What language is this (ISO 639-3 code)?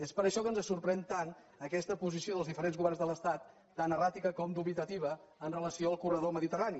cat